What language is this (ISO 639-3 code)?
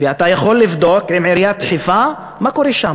heb